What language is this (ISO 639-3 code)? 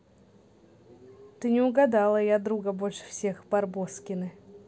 rus